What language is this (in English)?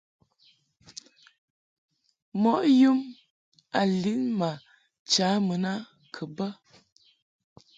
Mungaka